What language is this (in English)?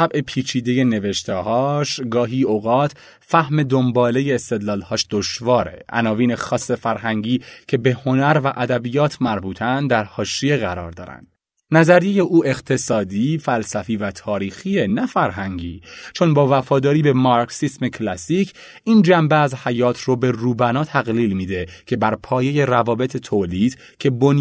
Persian